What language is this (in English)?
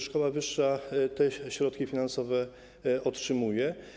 Polish